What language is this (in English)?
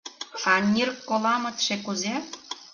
Mari